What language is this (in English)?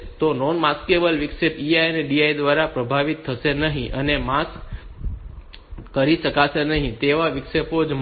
Gujarati